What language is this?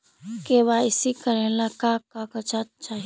Magahi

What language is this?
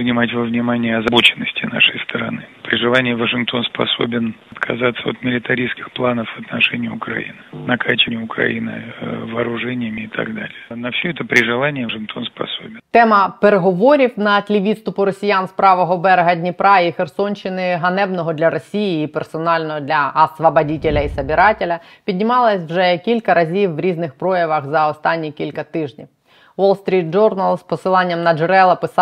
Ukrainian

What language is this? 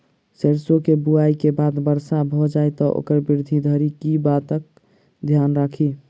Maithili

